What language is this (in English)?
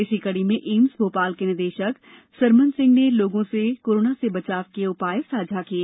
Hindi